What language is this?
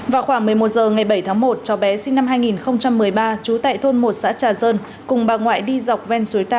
Vietnamese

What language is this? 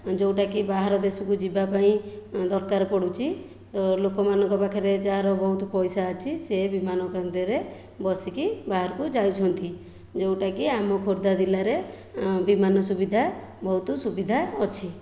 Odia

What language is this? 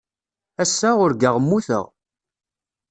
Kabyle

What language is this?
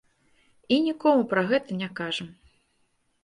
Belarusian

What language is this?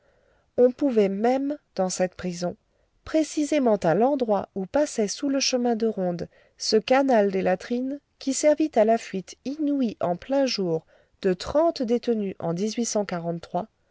French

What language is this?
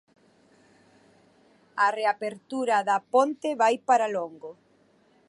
Galician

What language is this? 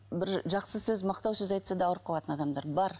Kazakh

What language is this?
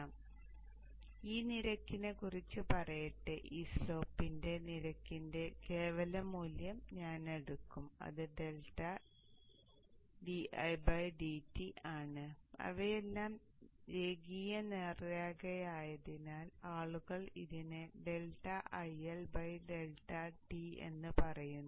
Malayalam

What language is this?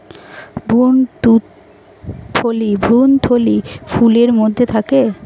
Bangla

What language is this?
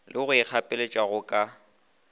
Northern Sotho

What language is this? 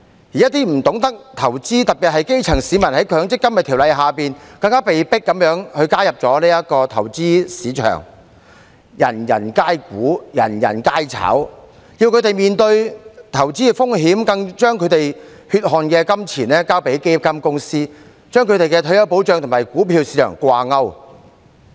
Cantonese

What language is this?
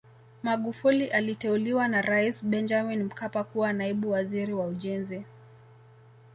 Swahili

